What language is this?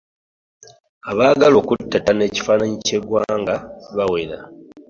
Ganda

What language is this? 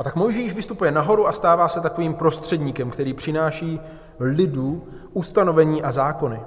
Czech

